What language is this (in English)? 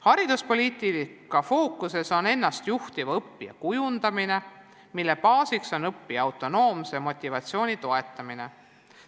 Estonian